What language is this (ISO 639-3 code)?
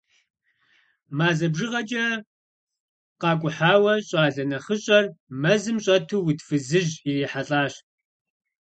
kbd